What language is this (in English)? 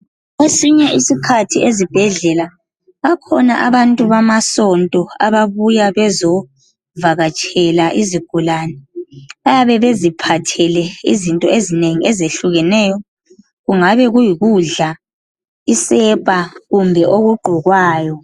North Ndebele